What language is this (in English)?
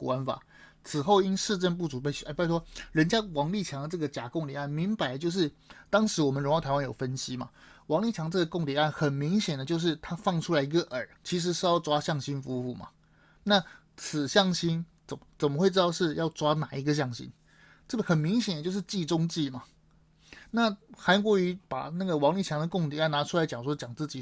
Chinese